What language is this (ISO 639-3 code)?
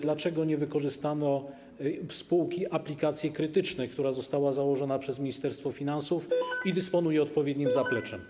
pol